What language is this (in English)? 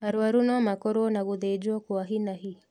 Kikuyu